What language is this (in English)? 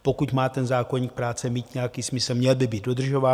Czech